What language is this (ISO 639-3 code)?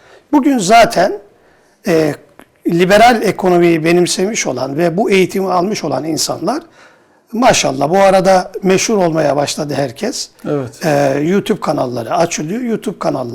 tur